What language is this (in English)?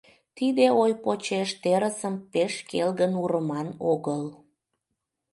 Mari